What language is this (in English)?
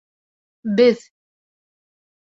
Bashkir